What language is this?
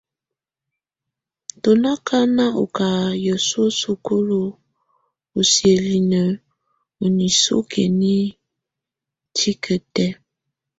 Tunen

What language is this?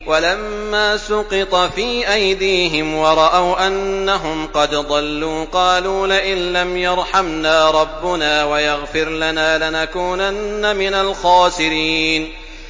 Arabic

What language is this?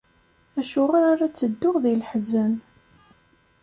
Kabyle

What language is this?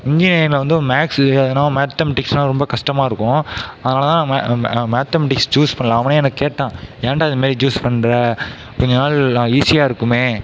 Tamil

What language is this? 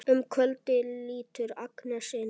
Icelandic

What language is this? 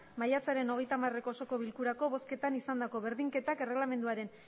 Basque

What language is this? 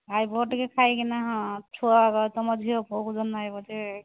Odia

